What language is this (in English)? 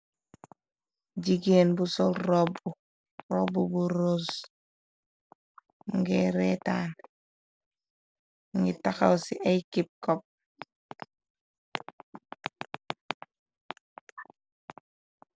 Wolof